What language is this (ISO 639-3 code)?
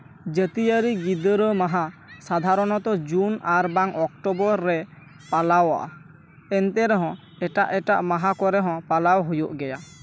sat